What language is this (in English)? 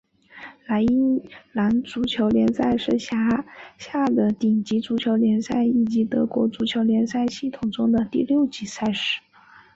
Chinese